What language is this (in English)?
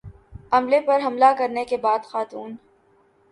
Urdu